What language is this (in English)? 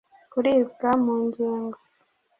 Kinyarwanda